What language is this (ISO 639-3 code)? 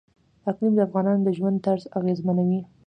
pus